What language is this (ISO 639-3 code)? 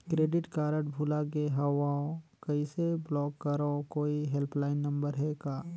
hne